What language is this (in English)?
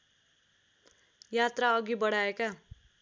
Nepali